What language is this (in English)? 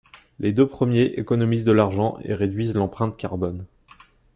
French